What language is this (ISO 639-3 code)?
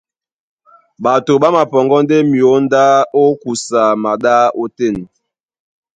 dua